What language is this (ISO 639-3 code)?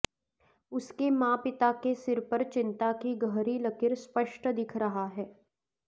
san